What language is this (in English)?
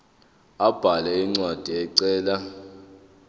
Zulu